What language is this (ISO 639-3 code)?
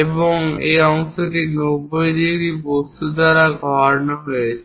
ben